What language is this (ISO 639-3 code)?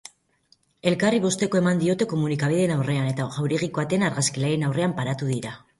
eus